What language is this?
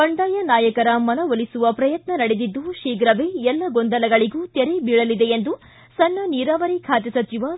Kannada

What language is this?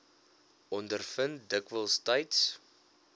Afrikaans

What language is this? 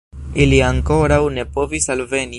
Esperanto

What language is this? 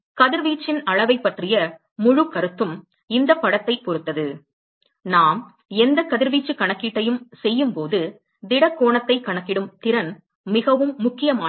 Tamil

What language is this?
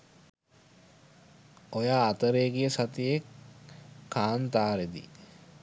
Sinhala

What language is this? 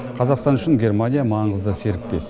Kazakh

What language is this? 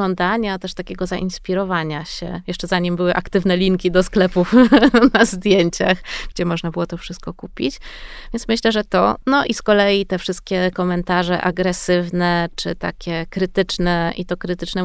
Polish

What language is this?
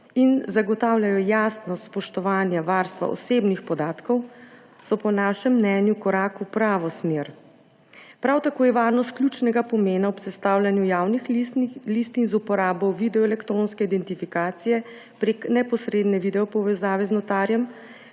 Slovenian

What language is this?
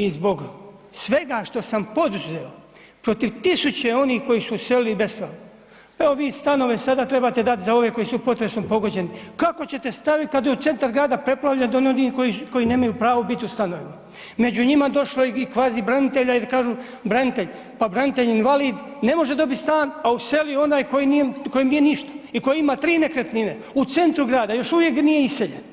Croatian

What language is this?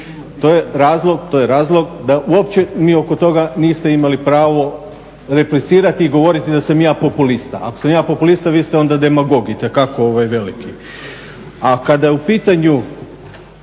Croatian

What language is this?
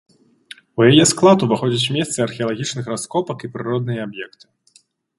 Belarusian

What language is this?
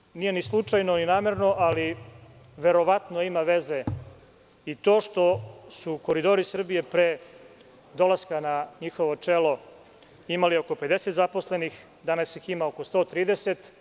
Serbian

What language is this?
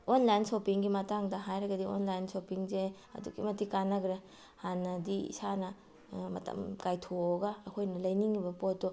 Manipuri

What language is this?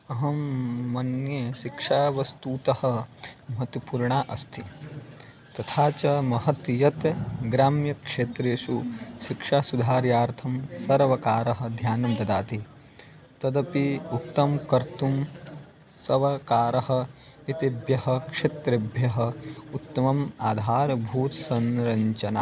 Sanskrit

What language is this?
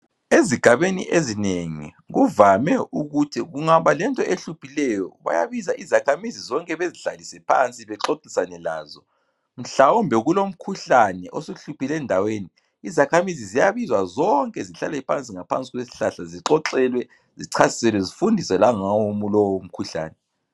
North Ndebele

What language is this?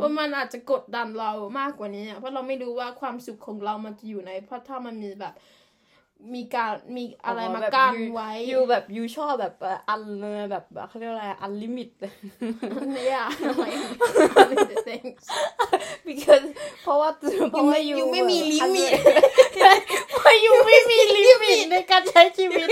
Thai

